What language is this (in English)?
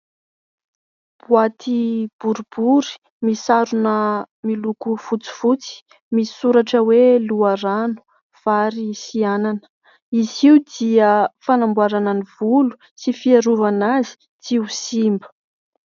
Malagasy